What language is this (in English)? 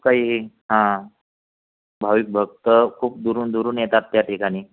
Marathi